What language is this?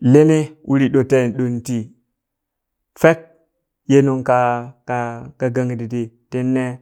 Burak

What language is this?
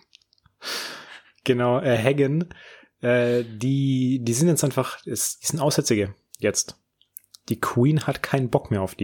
German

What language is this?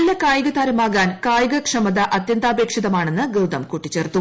Malayalam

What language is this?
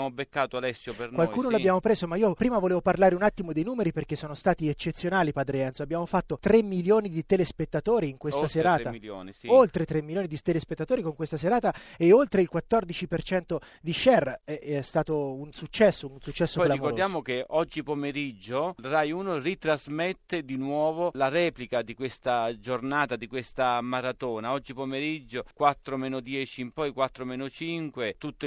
Italian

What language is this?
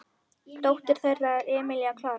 Icelandic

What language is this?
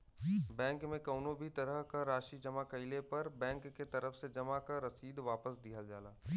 Bhojpuri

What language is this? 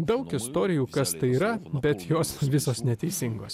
Lithuanian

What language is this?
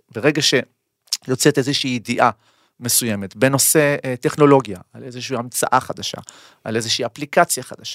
Hebrew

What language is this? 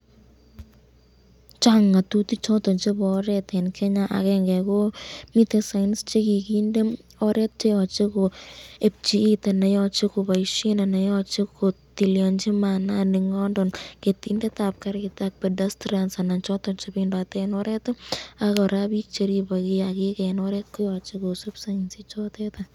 Kalenjin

